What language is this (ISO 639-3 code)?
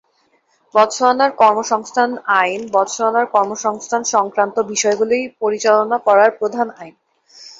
ben